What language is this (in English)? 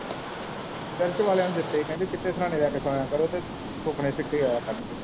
Punjabi